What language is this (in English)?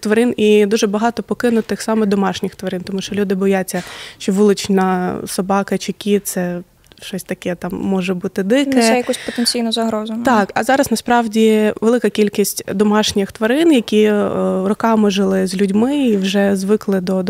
Ukrainian